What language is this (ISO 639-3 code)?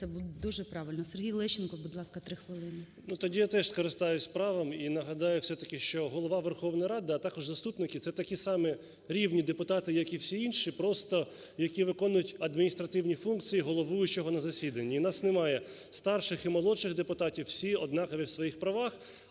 ukr